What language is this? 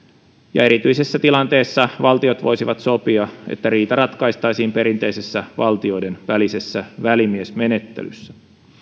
Finnish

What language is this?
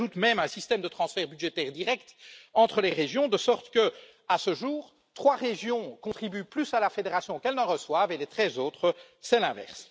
French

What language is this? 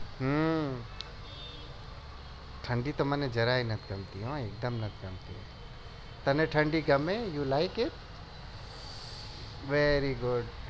Gujarati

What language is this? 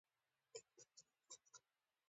Pashto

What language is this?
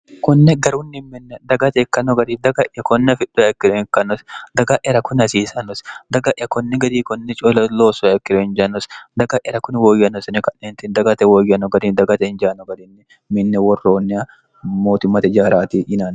Sidamo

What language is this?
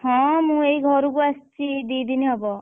Odia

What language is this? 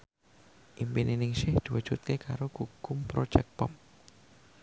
Javanese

